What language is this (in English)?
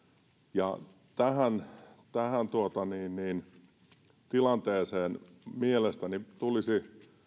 Finnish